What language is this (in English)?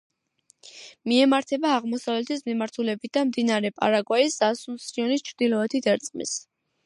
Georgian